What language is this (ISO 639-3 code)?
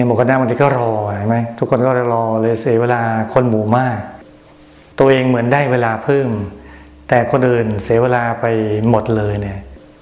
tha